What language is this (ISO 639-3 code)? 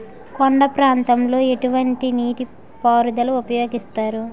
tel